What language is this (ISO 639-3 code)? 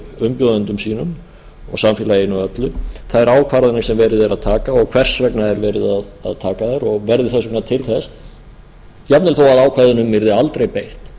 isl